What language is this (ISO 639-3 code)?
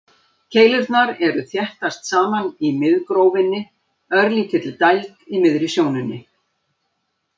isl